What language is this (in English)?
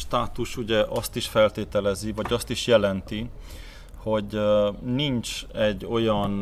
Hungarian